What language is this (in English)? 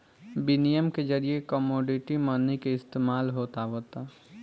Bhojpuri